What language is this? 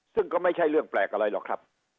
Thai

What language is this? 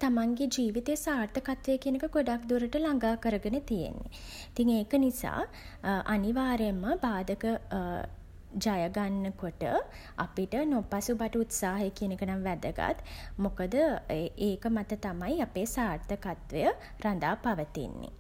Sinhala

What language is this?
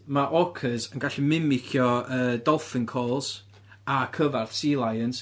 Welsh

